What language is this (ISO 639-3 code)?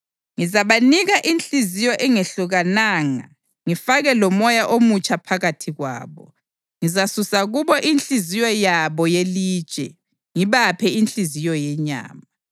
nde